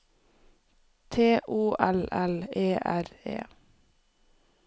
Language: Norwegian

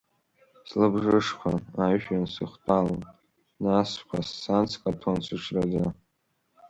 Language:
Abkhazian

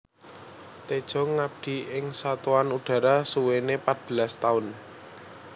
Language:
Javanese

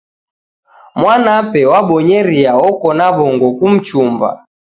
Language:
Taita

